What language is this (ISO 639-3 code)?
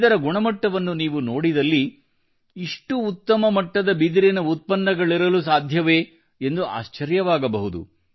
kan